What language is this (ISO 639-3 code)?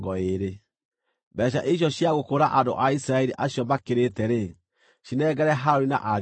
kik